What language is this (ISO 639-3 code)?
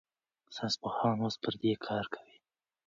pus